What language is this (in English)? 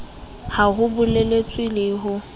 Southern Sotho